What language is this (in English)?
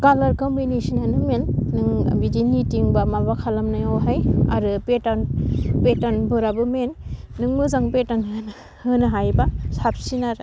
Bodo